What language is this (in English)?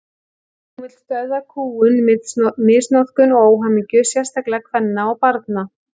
Icelandic